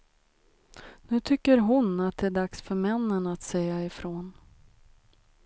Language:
Swedish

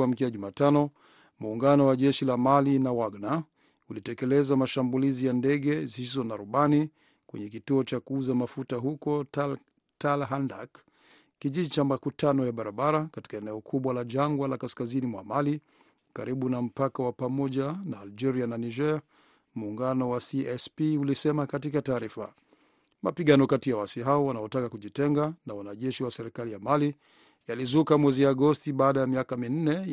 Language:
Swahili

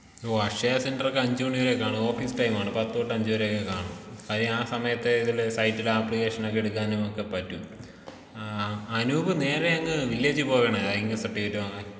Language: Malayalam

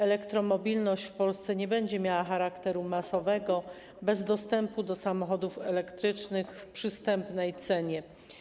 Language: Polish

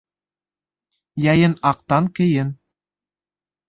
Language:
Bashkir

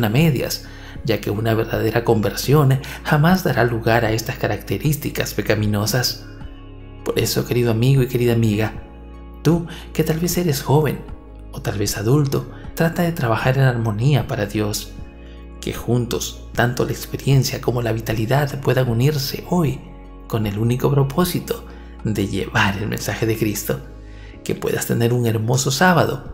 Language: Spanish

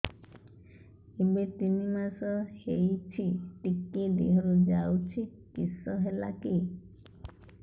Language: Odia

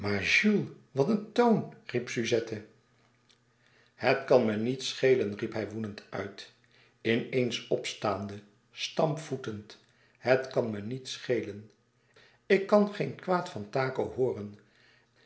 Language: Dutch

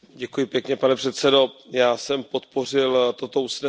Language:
Czech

